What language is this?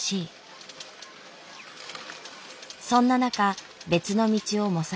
Japanese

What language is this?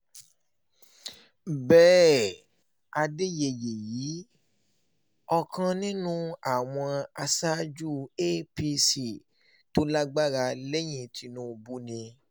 Yoruba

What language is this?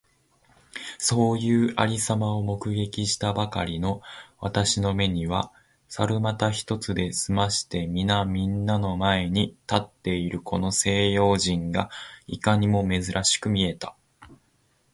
Japanese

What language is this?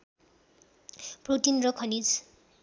Nepali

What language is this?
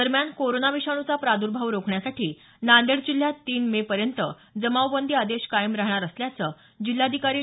Marathi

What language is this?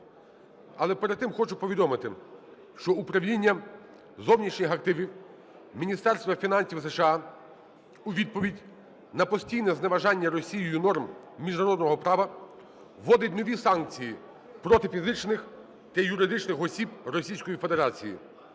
Ukrainian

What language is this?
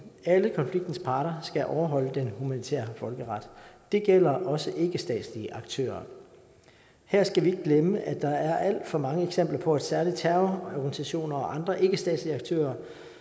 Danish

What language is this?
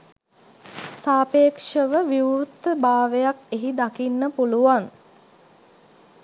Sinhala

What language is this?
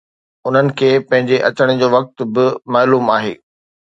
Sindhi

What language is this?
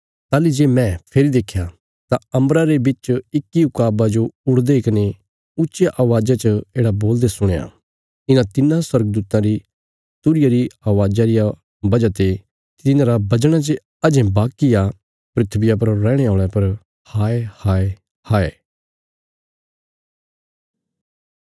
Bilaspuri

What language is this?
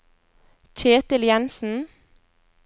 Norwegian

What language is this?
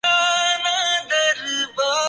Urdu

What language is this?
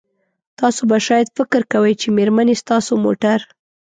Pashto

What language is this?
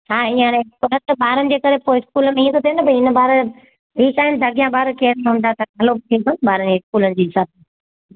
Sindhi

